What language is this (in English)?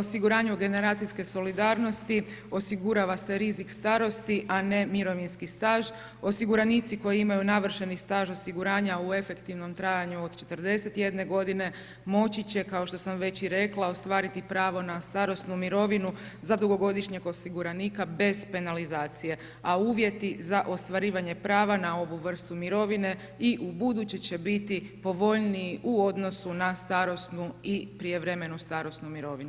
Croatian